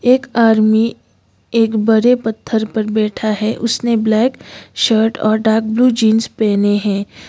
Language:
Hindi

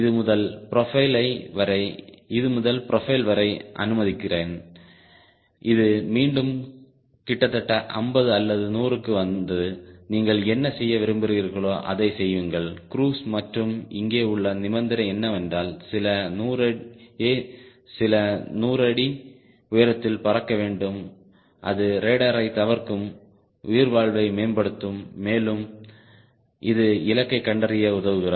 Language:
Tamil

